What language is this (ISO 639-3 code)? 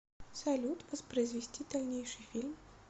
rus